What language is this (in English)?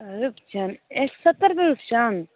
Maithili